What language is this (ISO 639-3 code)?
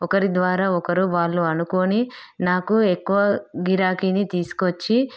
tel